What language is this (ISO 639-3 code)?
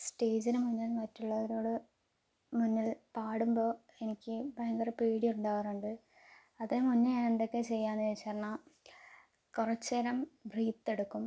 mal